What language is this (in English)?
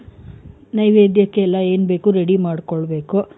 Kannada